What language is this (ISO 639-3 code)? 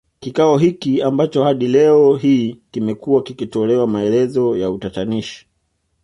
swa